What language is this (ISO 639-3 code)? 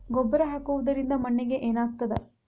kan